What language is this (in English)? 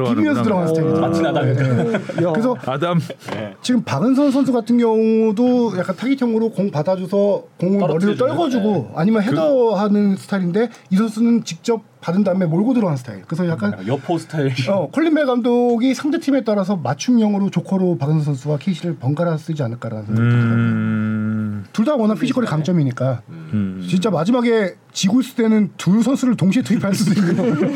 Korean